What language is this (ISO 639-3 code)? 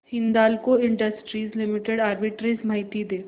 mar